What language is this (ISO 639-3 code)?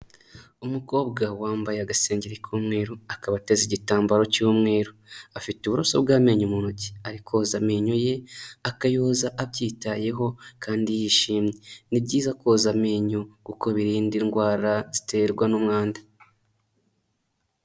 kin